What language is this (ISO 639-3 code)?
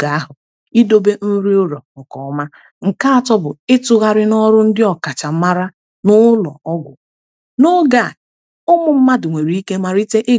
ibo